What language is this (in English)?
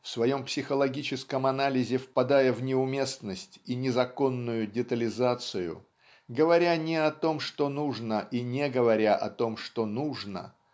Russian